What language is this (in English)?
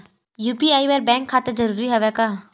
Chhattisgarhi